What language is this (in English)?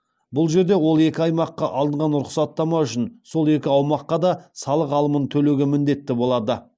Kazakh